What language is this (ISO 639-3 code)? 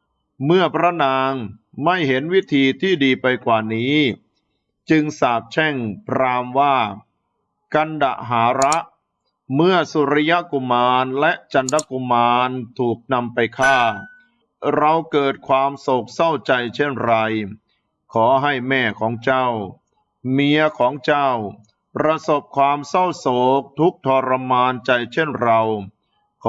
tha